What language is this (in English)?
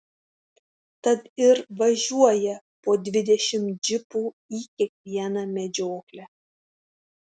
Lithuanian